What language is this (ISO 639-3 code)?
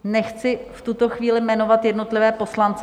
ces